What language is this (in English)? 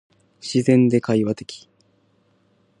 Japanese